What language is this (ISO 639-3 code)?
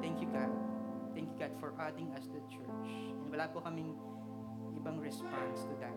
fil